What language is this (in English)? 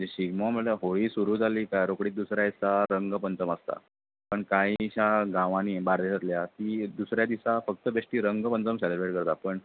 Konkani